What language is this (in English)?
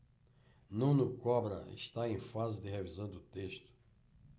Portuguese